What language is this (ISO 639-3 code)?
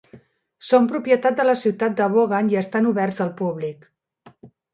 cat